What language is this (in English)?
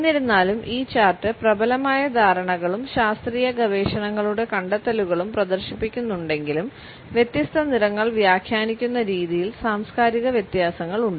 Malayalam